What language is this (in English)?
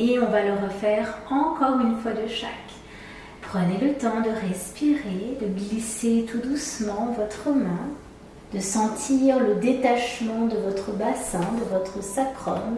French